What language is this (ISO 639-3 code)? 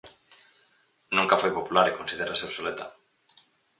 glg